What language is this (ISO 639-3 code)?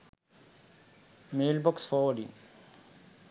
sin